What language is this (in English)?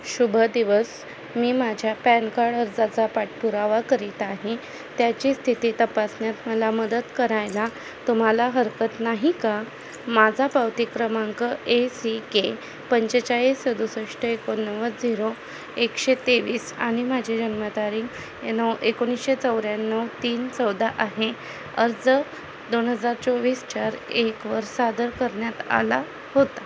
Marathi